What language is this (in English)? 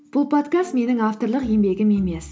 Kazakh